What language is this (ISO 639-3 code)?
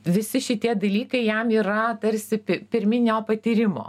lit